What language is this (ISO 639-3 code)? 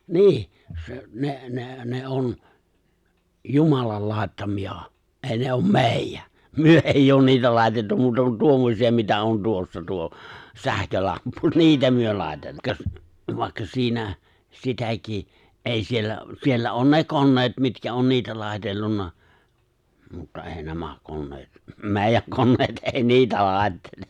fin